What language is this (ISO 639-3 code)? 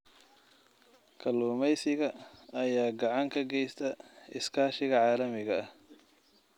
som